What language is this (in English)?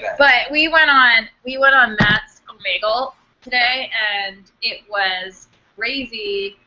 English